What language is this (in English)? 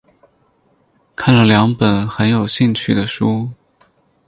Chinese